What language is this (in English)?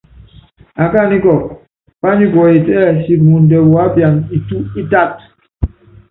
Yangben